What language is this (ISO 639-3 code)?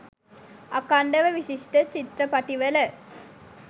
sin